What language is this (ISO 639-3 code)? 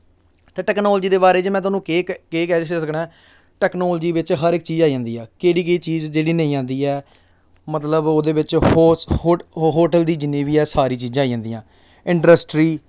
doi